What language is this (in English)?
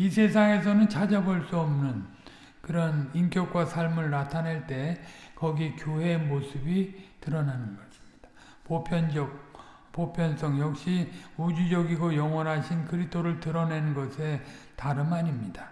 Korean